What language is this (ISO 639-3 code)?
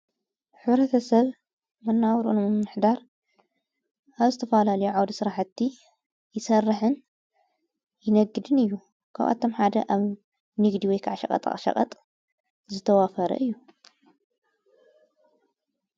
tir